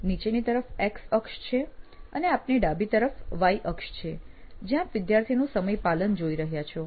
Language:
Gujarati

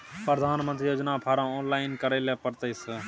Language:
Maithili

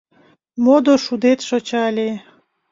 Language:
Mari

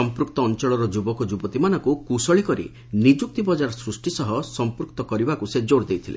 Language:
Odia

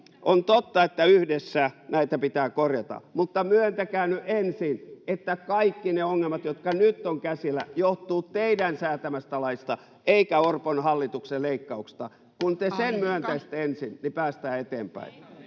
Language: Finnish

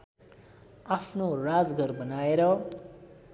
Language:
Nepali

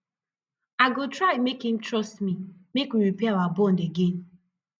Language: Nigerian Pidgin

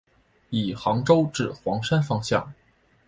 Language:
Chinese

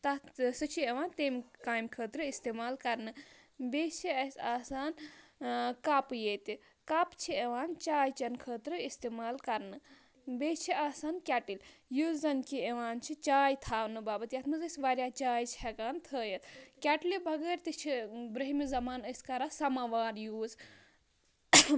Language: Kashmiri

